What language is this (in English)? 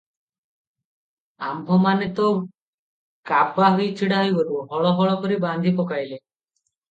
Odia